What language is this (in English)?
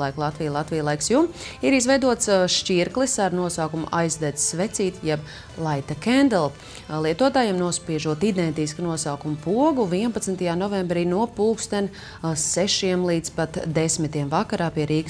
Latvian